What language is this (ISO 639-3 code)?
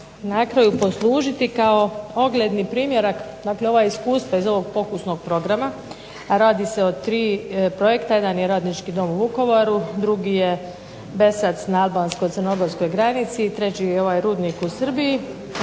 hrv